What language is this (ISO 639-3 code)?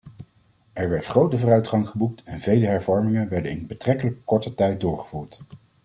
nld